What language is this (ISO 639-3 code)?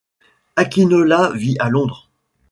fra